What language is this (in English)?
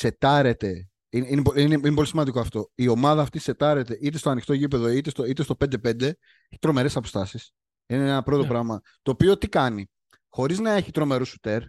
Greek